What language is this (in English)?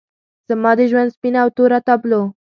Pashto